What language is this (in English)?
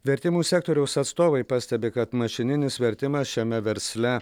Lithuanian